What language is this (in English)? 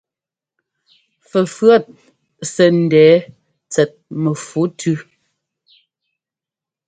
Ngomba